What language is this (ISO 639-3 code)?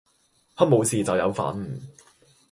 yue